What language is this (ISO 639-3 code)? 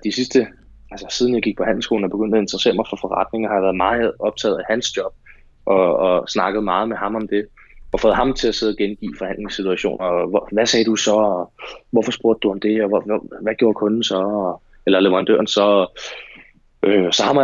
dan